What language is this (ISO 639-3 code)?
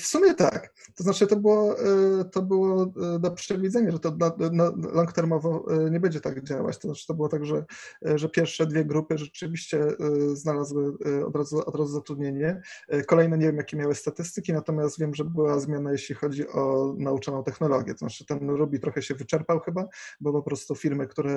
pol